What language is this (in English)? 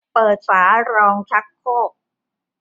Thai